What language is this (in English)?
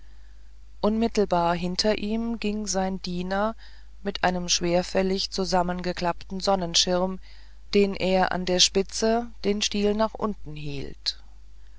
German